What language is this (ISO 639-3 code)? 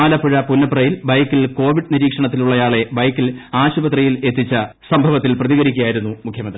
mal